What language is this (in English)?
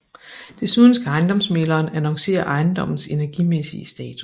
Danish